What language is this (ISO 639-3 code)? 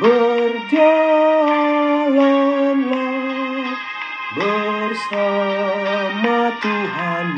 ind